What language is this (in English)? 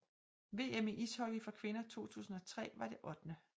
Danish